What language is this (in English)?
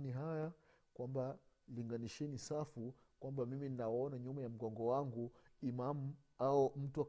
Swahili